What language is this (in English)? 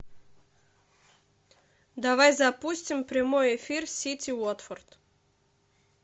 Russian